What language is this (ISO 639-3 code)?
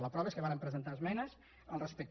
cat